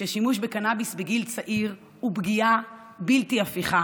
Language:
Hebrew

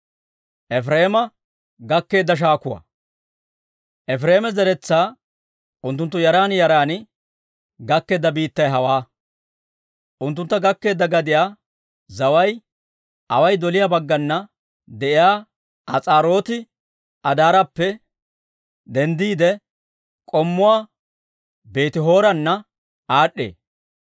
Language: Dawro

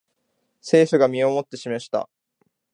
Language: Japanese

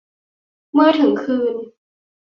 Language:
Thai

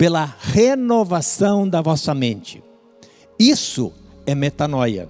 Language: Portuguese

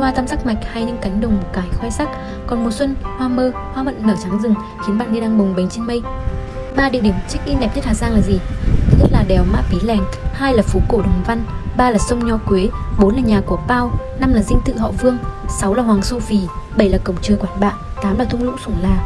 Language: Vietnamese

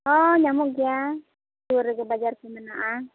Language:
Santali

